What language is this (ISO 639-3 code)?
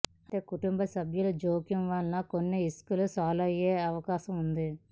tel